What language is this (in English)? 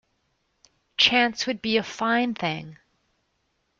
English